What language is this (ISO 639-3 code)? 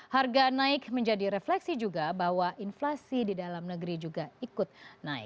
ind